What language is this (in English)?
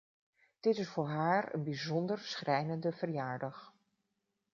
Dutch